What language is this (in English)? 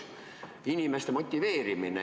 Estonian